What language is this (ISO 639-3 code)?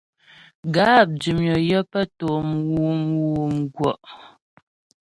bbj